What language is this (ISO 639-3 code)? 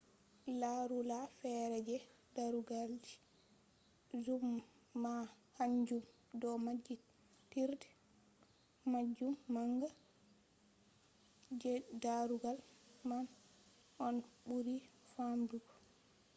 ful